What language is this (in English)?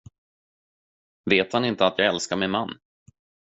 Swedish